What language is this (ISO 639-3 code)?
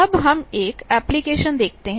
hin